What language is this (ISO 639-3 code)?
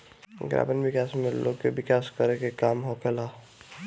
bho